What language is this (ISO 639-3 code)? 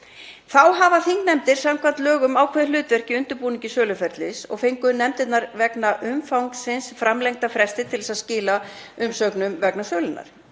isl